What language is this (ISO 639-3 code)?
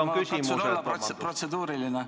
est